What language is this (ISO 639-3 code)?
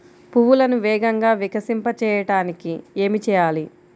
tel